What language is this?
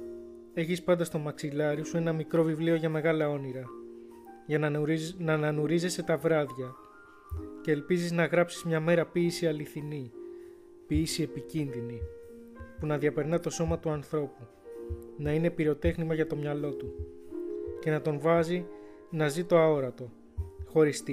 Greek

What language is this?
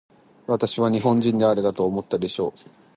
Japanese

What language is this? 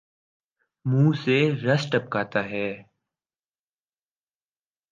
Urdu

